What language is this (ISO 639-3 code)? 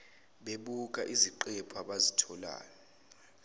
zul